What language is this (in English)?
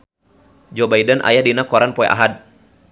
Sundanese